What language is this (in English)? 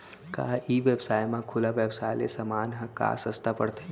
Chhattisgarhi